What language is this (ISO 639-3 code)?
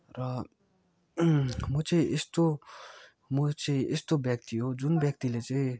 nep